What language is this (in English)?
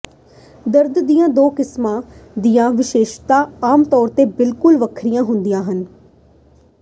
Punjabi